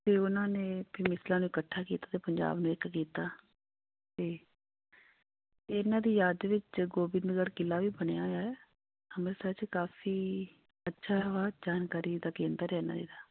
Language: Punjabi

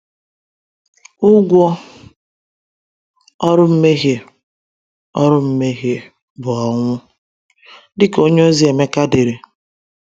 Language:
Igbo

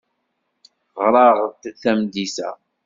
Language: Kabyle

